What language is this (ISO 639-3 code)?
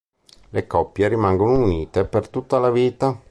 ita